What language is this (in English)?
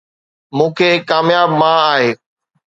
Sindhi